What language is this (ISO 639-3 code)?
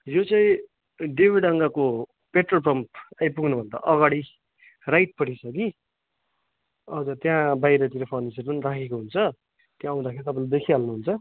nep